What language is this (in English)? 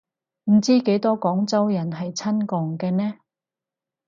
Cantonese